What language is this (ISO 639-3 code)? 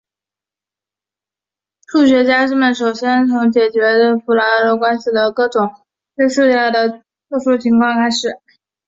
zho